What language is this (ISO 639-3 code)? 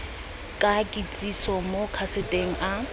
tsn